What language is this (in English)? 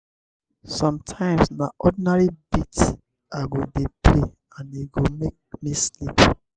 Nigerian Pidgin